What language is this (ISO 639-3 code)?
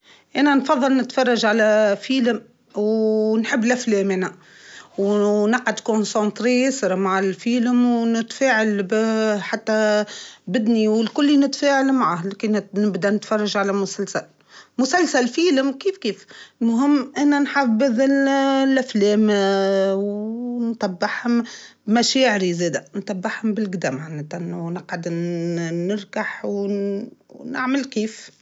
aeb